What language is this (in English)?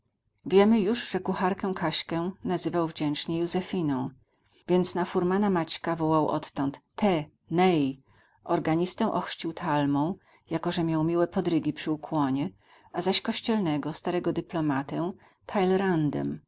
Polish